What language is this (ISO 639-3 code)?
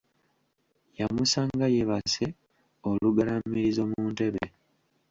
lug